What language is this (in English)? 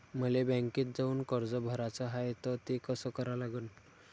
Marathi